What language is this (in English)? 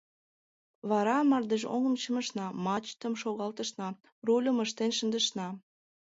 Mari